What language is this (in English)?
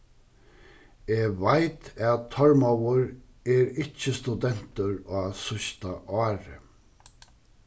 Faroese